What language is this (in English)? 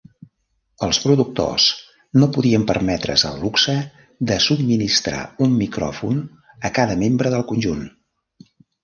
Catalan